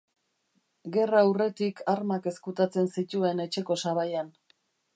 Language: Basque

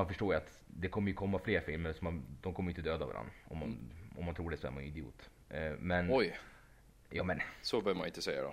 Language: Swedish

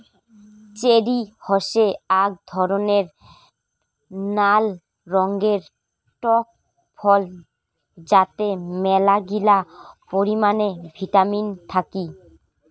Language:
Bangla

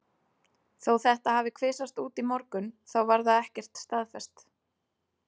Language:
Icelandic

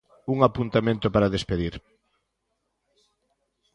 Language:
Galician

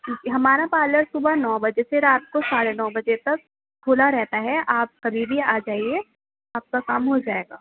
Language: Urdu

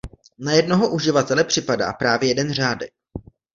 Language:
Czech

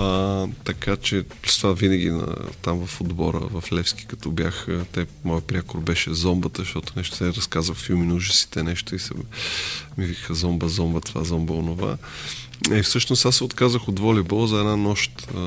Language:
Bulgarian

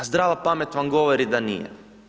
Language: Croatian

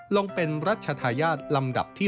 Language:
Thai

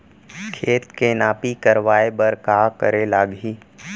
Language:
Chhattisgarhi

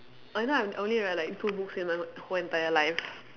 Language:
English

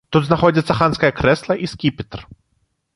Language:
Belarusian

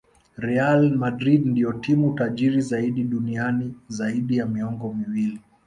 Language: Swahili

